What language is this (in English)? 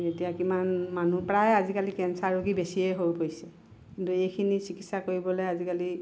Assamese